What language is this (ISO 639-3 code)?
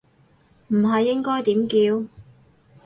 yue